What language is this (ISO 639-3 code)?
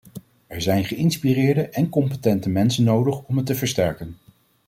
nld